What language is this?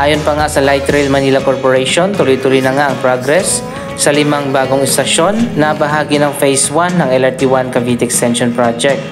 Filipino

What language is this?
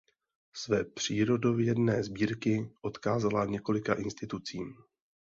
Czech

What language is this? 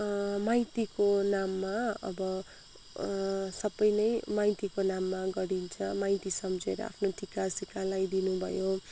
Nepali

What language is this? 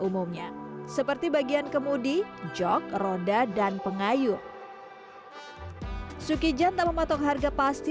Indonesian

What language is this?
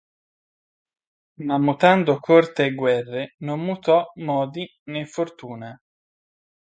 Italian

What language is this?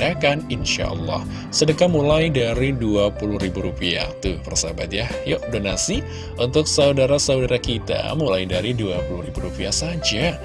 Indonesian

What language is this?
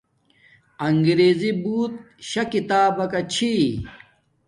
Domaaki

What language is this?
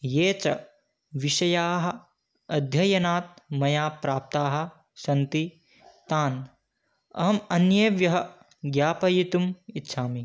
Sanskrit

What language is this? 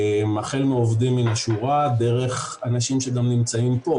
Hebrew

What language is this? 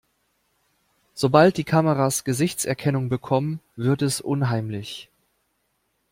German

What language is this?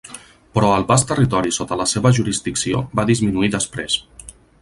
Catalan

